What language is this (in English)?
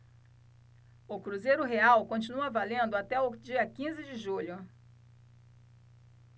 Portuguese